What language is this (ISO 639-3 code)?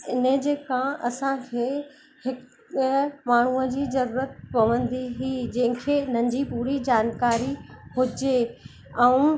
snd